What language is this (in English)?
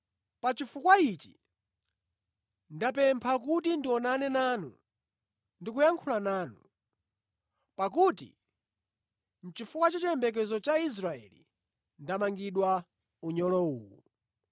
Nyanja